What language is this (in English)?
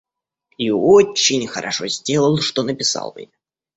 Russian